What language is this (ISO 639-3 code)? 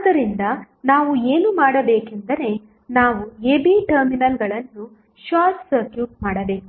kan